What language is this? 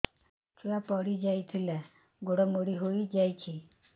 Odia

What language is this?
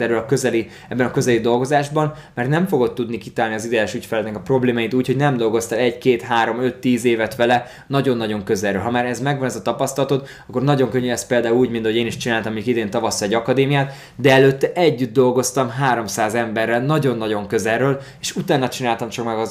Hungarian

